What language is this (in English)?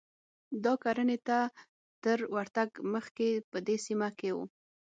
Pashto